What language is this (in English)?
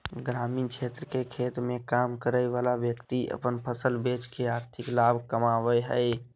Magahi